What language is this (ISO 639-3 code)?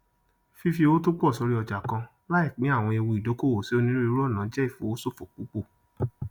yor